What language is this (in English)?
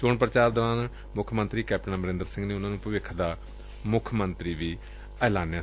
Punjabi